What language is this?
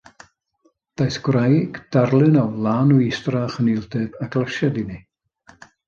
Welsh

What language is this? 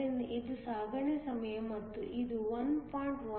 Kannada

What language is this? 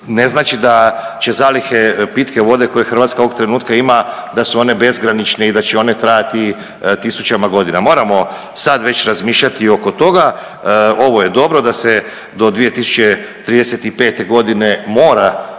Croatian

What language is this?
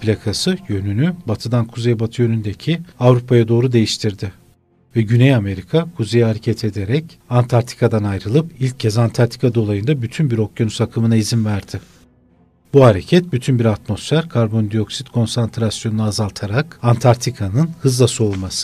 Turkish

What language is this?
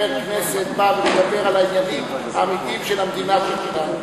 Hebrew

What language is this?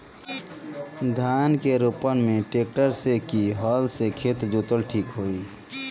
Bhojpuri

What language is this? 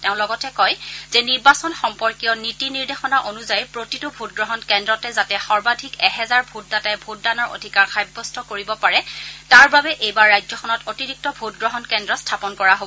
Assamese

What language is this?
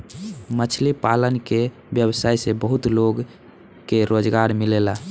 Bhojpuri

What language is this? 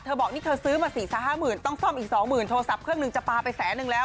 Thai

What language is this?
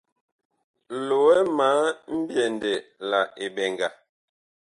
Bakoko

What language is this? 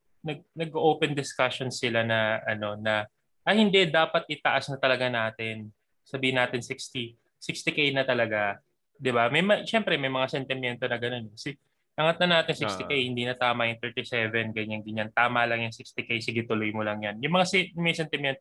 Filipino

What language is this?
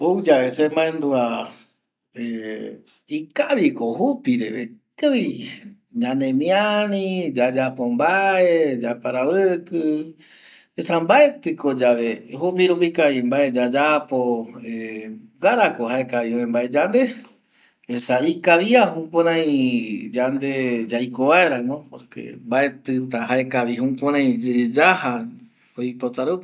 Eastern Bolivian Guaraní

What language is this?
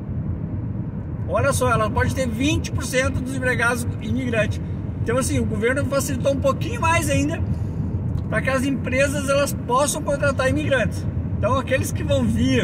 Portuguese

